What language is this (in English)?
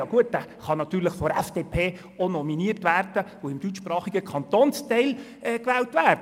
Swiss German